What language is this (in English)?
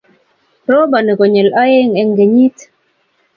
Kalenjin